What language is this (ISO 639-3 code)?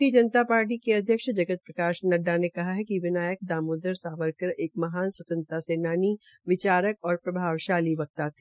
hin